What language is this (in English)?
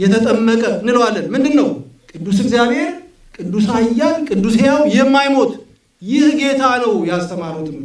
Amharic